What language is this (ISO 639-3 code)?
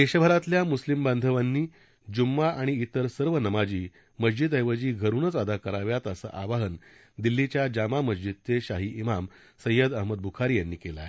mar